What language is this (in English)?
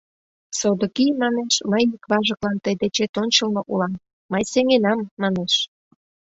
Mari